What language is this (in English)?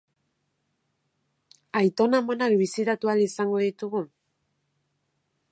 Basque